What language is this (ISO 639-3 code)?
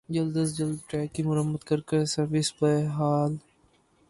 urd